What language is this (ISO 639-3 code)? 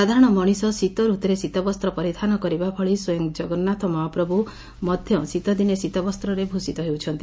ori